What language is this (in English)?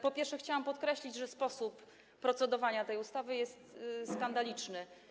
Polish